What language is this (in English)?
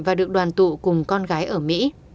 Vietnamese